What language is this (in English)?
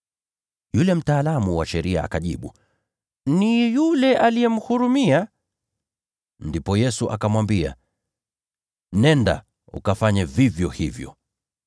Swahili